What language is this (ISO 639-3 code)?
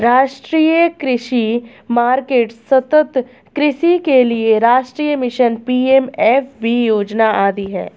hin